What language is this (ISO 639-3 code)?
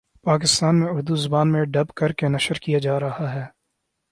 urd